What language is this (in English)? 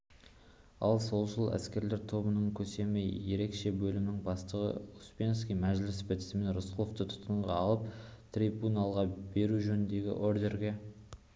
Kazakh